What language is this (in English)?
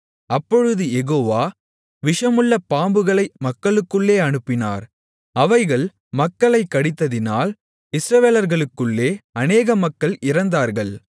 Tamil